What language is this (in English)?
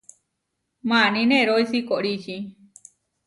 Huarijio